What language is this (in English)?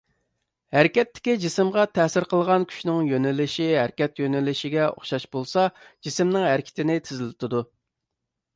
Uyghur